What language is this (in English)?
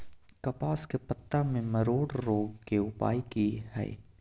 Maithili